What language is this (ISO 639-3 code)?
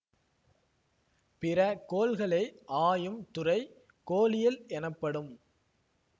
tam